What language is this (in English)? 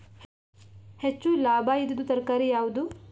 Kannada